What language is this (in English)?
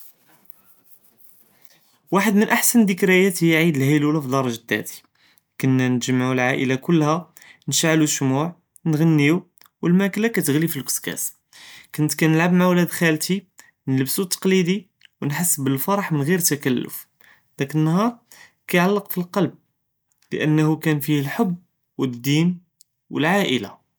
Judeo-Arabic